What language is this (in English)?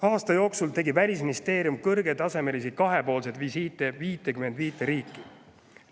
Estonian